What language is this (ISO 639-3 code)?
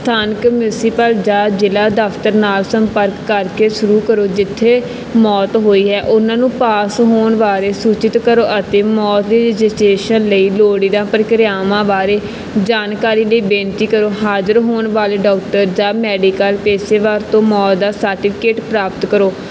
pan